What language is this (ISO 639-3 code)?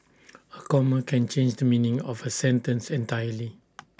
eng